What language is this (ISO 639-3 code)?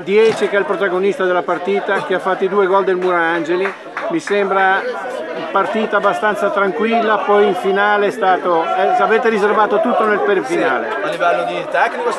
ita